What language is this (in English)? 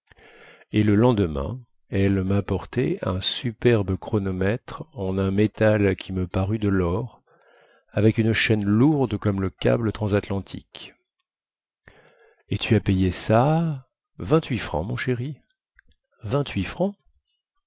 French